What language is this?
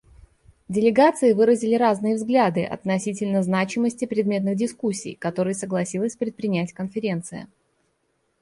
Russian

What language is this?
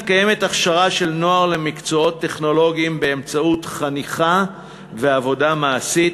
Hebrew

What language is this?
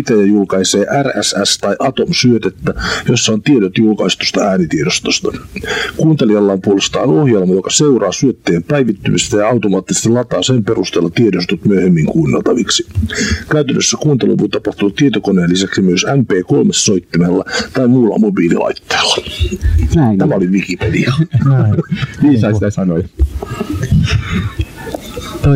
Finnish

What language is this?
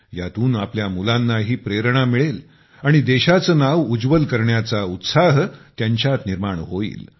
Marathi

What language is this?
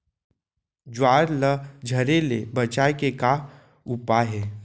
Chhattisgarhi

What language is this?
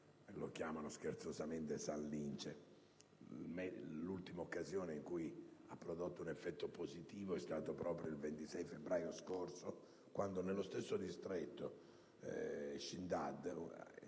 Italian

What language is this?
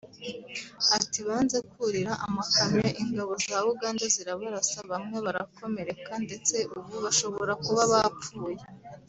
Kinyarwanda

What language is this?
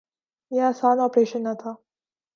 Urdu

